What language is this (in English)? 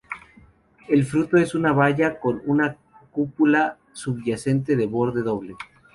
Spanish